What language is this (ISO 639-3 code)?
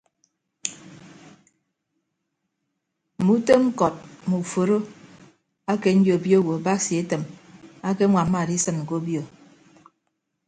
ibb